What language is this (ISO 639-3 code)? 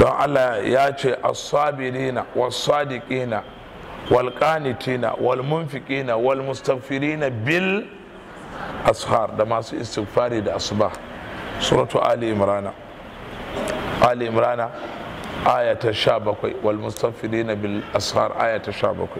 ara